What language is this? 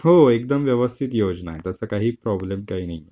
Marathi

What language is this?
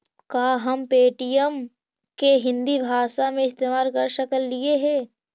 Magahi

